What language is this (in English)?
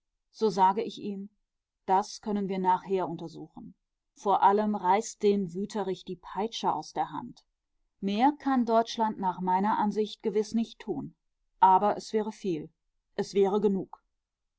German